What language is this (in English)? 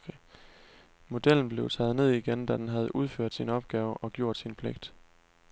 Danish